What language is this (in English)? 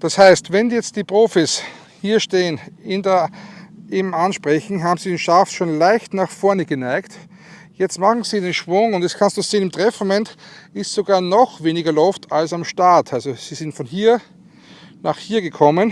German